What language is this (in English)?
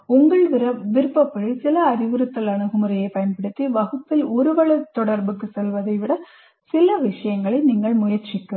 Tamil